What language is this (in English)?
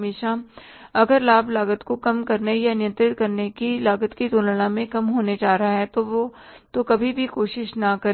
Hindi